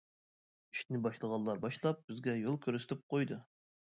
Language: Uyghur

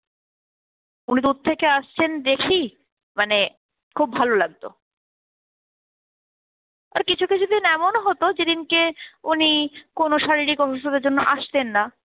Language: Bangla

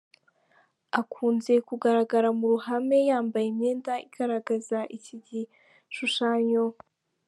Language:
Kinyarwanda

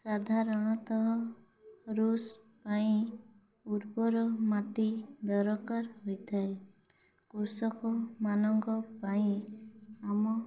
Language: Odia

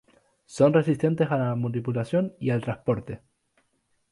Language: Spanish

